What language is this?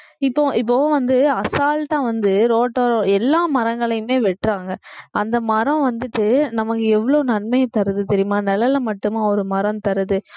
Tamil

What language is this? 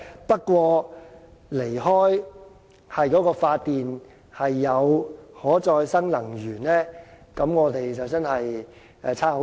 Cantonese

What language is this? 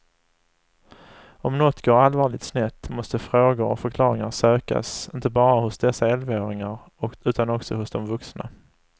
Swedish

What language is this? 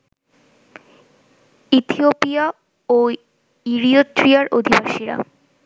Bangla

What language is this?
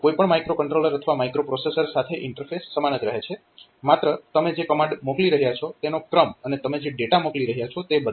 Gujarati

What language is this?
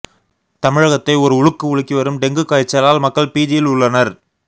Tamil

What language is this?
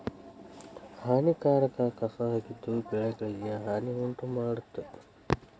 Kannada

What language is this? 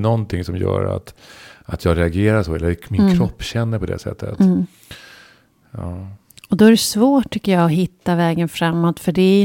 Swedish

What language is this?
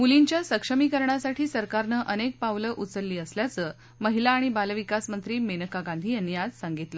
Marathi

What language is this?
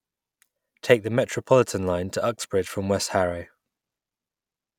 English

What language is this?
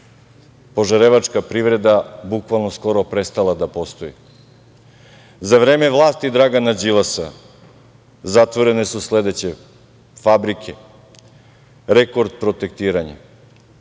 Serbian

